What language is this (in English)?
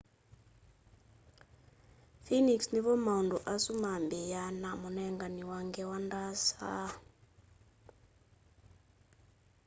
Kamba